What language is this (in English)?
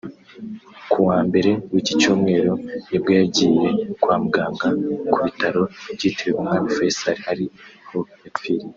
Kinyarwanda